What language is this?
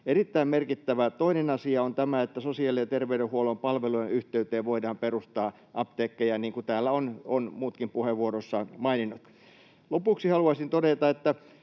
Finnish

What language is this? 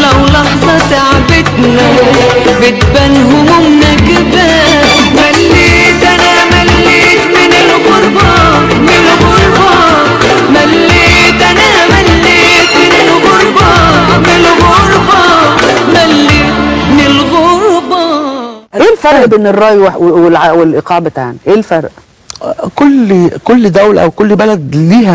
Arabic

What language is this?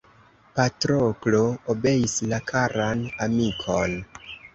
Esperanto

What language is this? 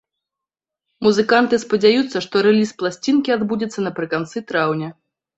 Belarusian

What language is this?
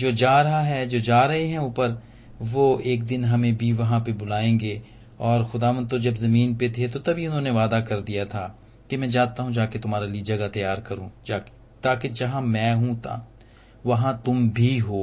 Hindi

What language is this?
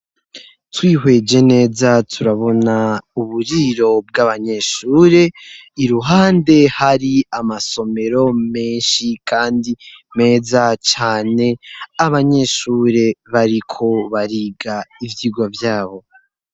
Rundi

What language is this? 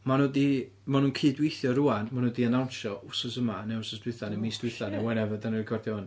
Welsh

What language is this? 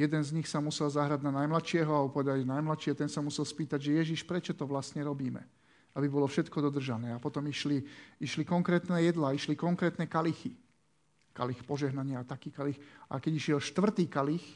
Slovak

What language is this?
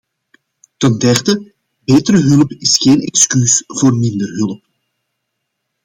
Dutch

